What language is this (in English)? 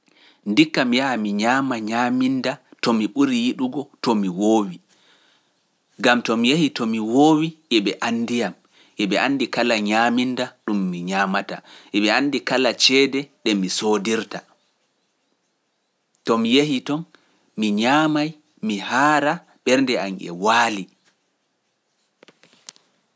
Pular